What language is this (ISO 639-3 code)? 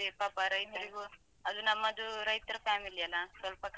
kan